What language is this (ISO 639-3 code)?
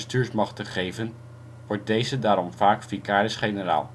nld